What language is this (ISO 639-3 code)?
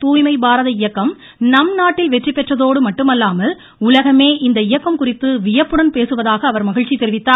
tam